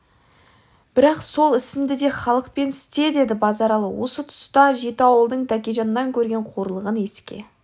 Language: Kazakh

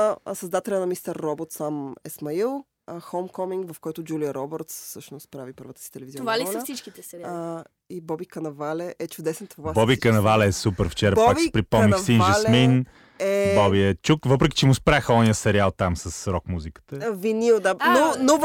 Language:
Bulgarian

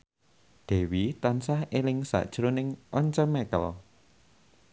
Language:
Javanese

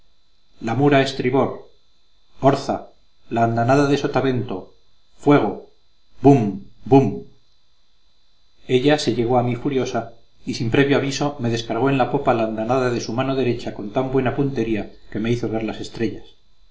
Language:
Spanish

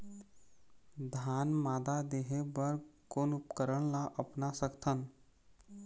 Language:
Chhattisgarhi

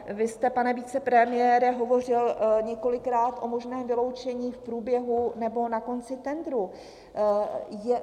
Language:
Czech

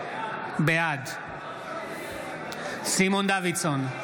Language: Hebrew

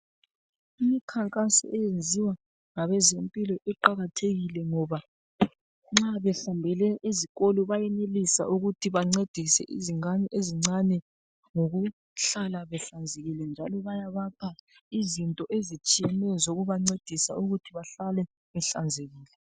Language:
North Ndebele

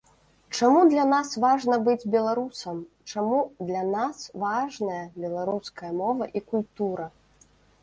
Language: Belarusian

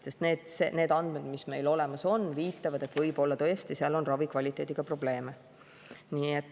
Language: Estonian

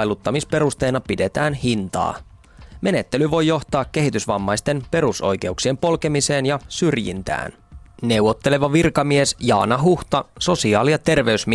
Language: Finnish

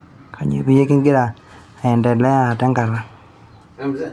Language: Masai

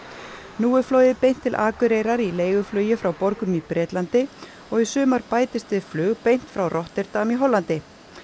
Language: Icelandic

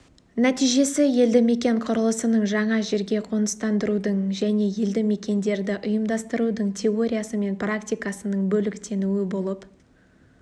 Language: Kazakh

